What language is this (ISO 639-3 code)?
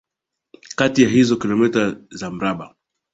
swa